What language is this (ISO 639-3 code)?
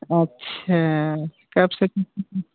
hin